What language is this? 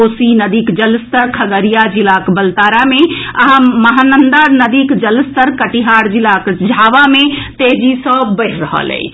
Maithili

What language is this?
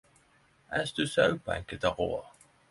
Norwegian Nynorsk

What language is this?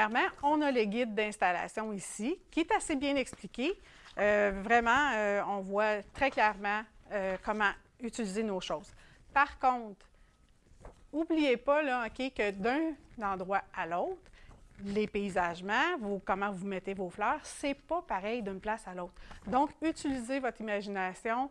French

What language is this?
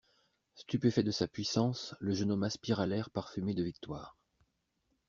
French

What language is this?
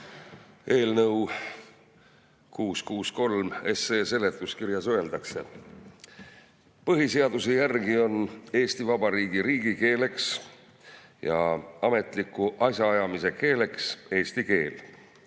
Estonian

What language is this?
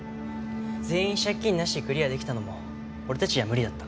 Japanese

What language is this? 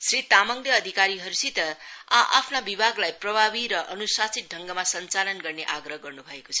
Nepali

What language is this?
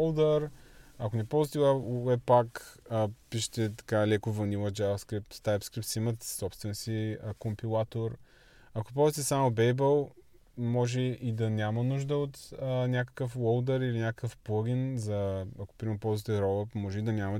Bulgarian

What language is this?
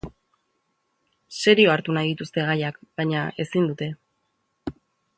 Basque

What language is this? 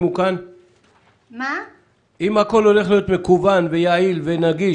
Hebrew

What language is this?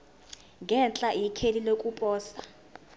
Zulu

